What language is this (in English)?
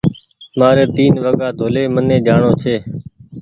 Goaria